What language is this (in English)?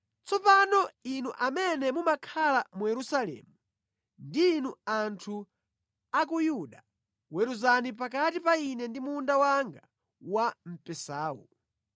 Nyanja